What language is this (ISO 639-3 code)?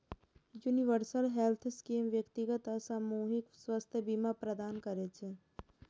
mai